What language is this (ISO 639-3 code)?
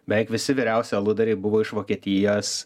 lit